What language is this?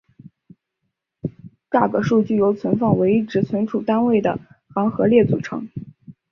Chinese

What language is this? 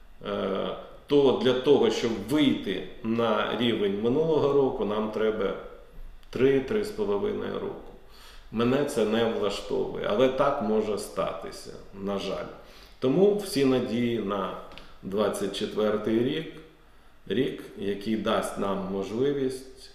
Ukrainian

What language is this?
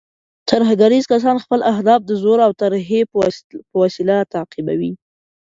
Pashto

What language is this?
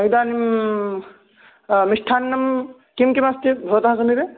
Sanskrit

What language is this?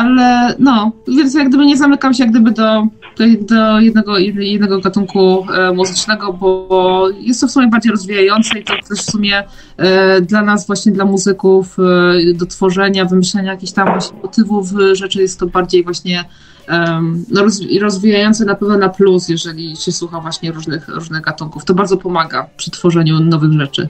Polish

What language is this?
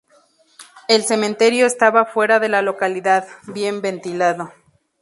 Spanish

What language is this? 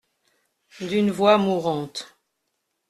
French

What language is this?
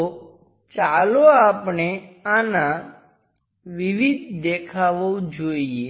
Gujarati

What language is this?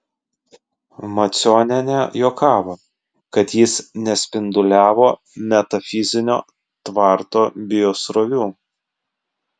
Lithuanian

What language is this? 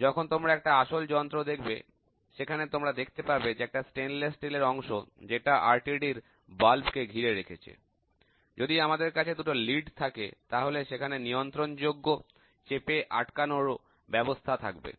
Bangla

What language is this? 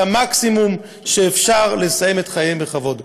Hebrew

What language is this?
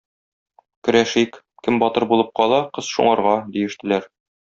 Tatar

